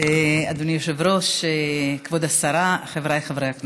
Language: Hebrew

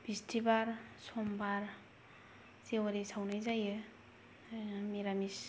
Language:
Bodo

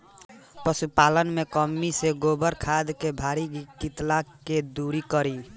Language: Bhojpuri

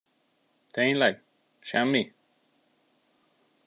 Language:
Hungarian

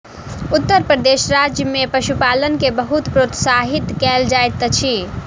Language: Maithili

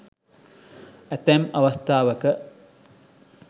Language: Sinhala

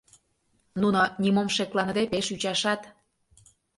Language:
Mari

